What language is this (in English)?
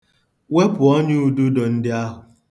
Igbo